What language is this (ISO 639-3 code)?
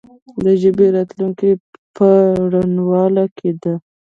pus